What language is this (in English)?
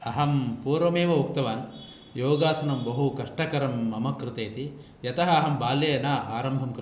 Sanskrit